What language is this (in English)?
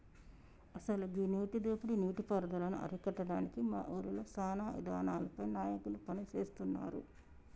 Telugu